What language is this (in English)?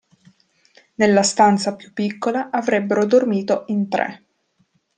Italian